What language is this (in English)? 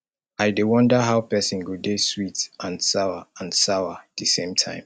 Nigerian Pidgin